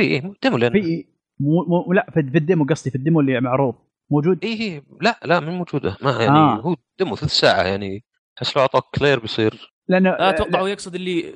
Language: Arabic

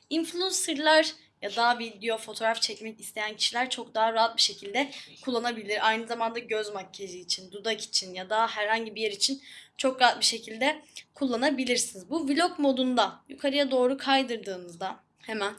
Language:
Turkish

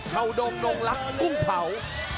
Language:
Thai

